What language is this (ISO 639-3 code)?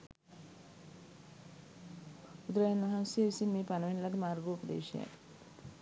sin